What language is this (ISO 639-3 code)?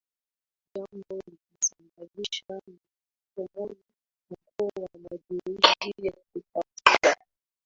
swa